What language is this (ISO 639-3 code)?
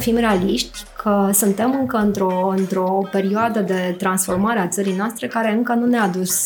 ron